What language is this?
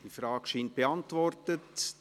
Swiss German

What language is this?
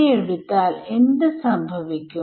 Malayalam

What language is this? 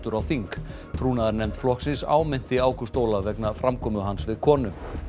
Icelandic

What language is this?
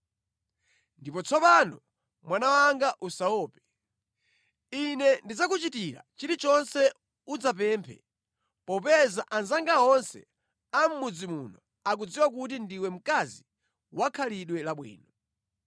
Nyanja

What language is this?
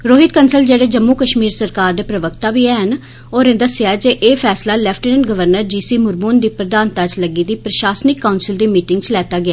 Dogri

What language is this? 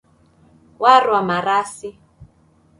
Taita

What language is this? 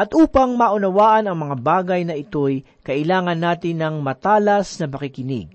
Filipino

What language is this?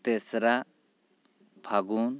Santali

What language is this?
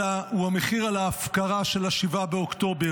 Hebrew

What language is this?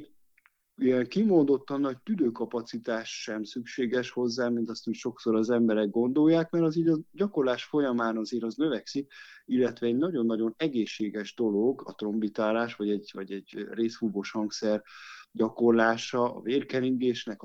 Hungarian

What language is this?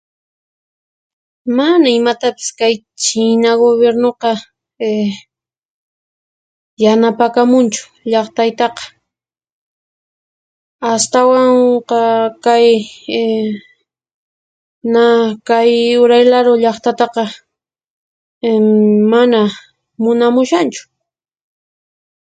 Puno Quechua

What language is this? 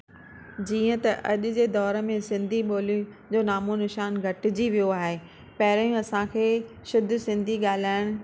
Sindhi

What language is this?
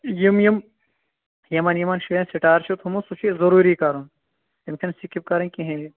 Kashmiri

